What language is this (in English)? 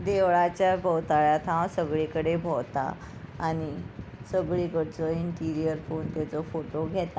Konkani